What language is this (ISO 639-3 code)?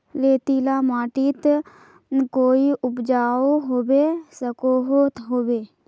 mag